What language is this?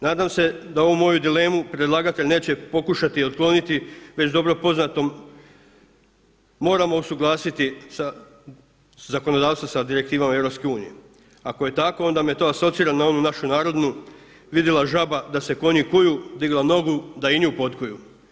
Croatian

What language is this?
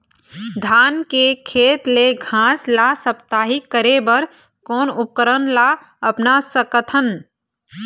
Chhattisgarhi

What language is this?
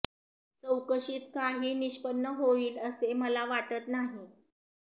Marathi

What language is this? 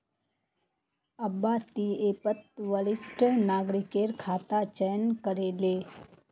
Magahi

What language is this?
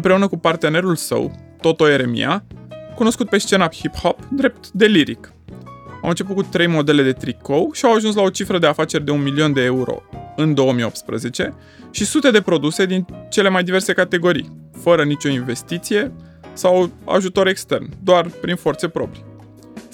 Romanian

